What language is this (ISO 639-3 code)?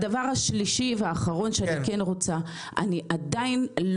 heb